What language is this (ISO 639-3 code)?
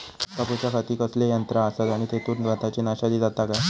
mar